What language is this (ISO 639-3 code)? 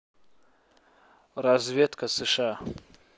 rus